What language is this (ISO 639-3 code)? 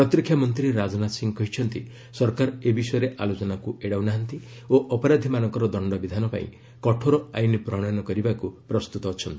ori